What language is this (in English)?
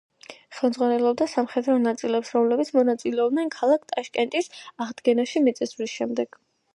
Georgian